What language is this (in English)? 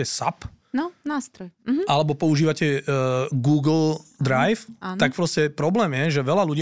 Slovak